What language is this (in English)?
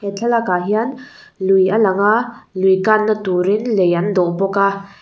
Mizo